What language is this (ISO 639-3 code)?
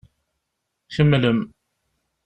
kab